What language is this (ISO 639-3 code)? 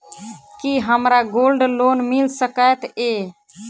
mai